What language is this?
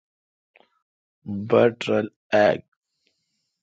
Kalkoti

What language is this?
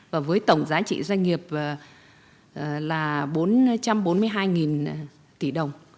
Vietnamese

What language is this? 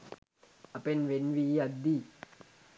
Sinhala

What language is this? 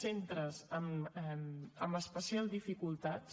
Catalan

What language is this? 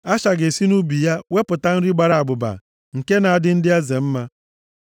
Igbo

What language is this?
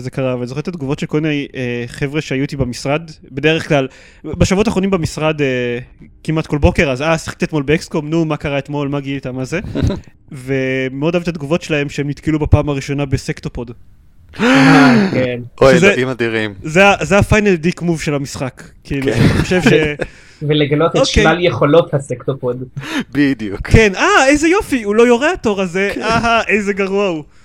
Hebrew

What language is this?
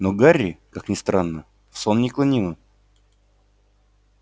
Russian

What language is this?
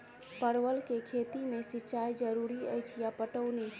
Maithili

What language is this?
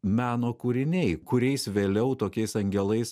Lithuanian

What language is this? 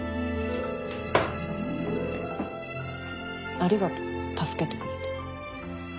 Japanese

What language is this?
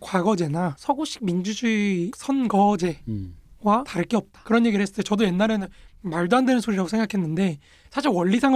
Korean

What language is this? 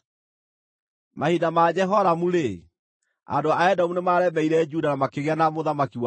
Kikuyu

